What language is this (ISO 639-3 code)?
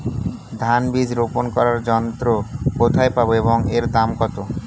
ben